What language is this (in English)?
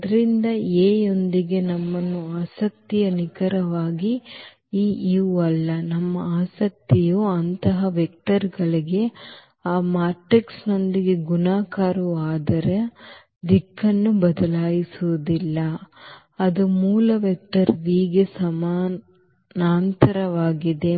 Kannada